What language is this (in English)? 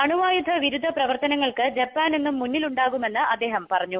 Malayalam